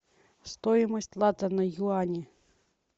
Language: Russian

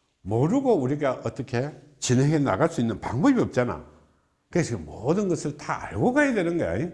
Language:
Korean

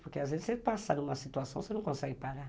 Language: Portuguese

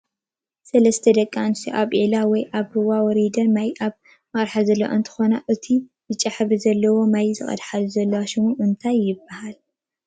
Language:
Tigrinya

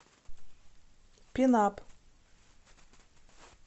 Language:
Russian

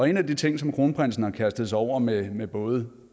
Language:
Danish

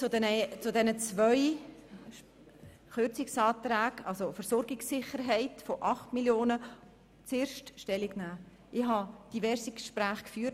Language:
Swiss German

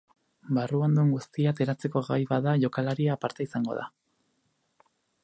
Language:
Basque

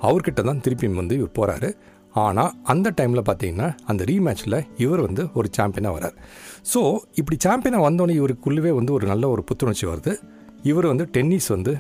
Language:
Tamil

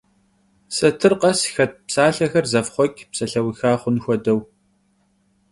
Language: Kabardian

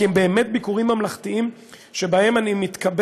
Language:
Hebrew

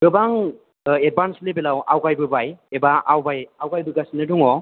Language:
Bodo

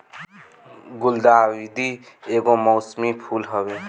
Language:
Bhojpuri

